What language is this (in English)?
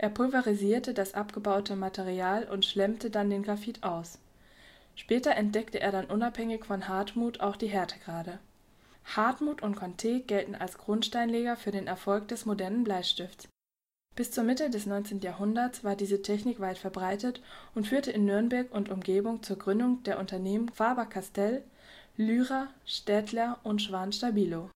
German